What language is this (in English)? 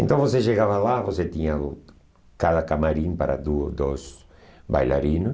Portuguese